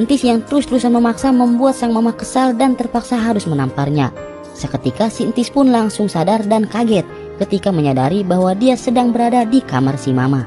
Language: Indonesian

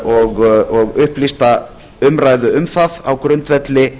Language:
Icelandic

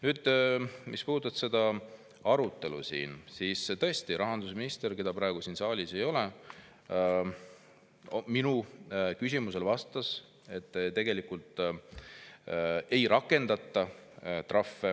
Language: Estonian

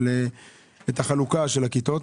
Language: Hebrew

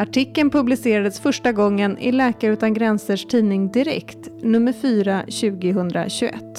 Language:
Swedish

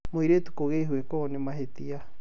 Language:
Kikuyu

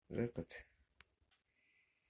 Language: Russian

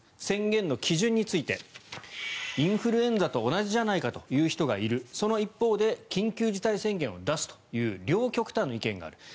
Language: Japanese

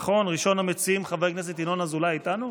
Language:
Hebrew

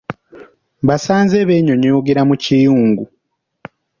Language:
Ganda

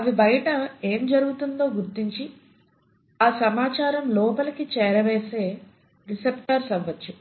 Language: Telugu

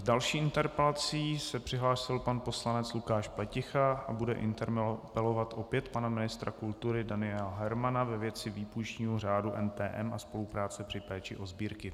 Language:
Czech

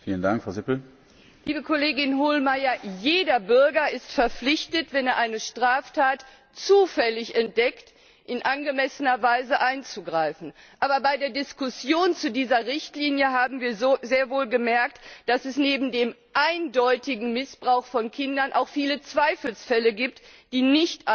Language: German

